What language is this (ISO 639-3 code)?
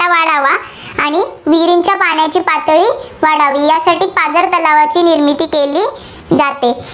mar